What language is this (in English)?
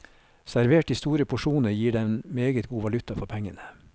Norwegian